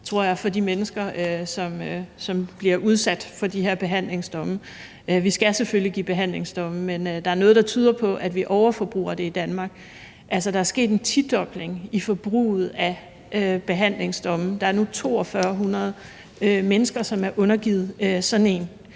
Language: Danish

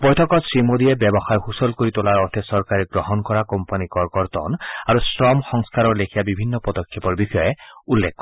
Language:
Assamese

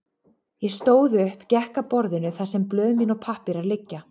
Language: Icelandic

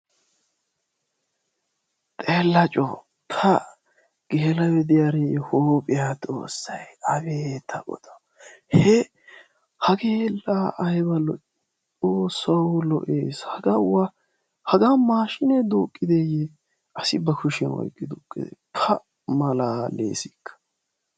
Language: Wolaytta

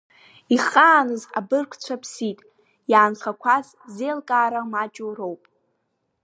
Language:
Abkhazian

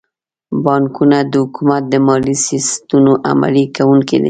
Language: Pashto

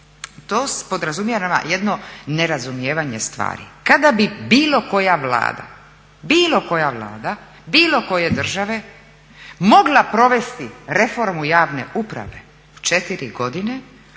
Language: Croatian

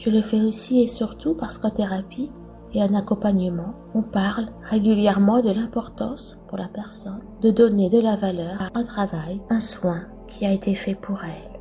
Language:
French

